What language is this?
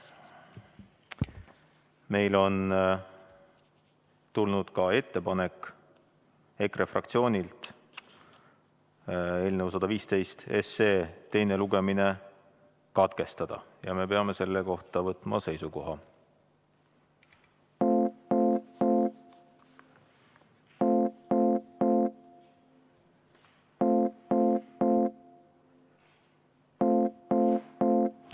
Estonian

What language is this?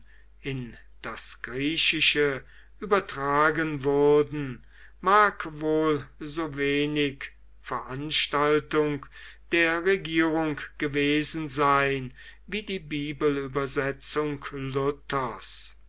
German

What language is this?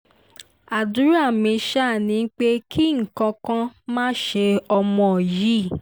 Yoruba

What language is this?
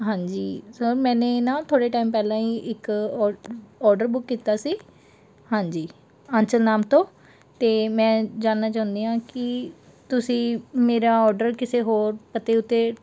Punjabi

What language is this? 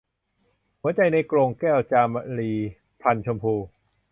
Thai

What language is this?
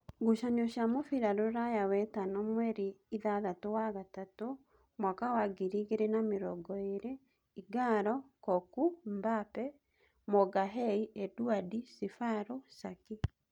Kikuyu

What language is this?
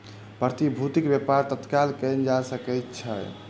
Maithili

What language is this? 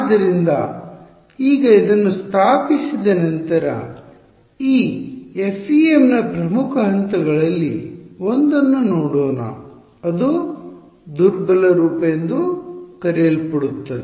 Kannada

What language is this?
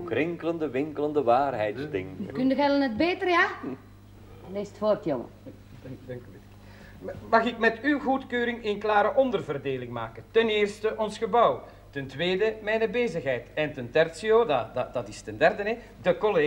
Dutch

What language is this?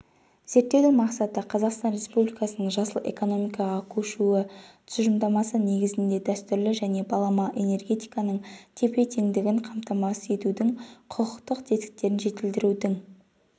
Kazakh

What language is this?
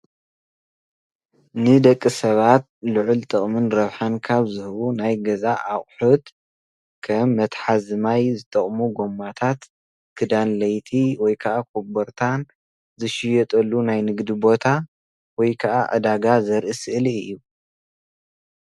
Tigrinya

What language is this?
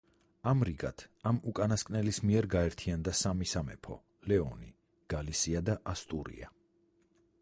Georgian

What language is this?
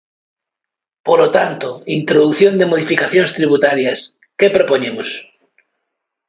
Galician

